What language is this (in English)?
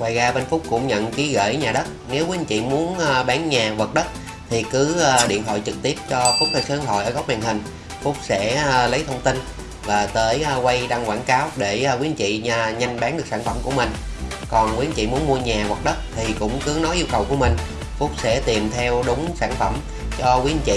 Vietnamese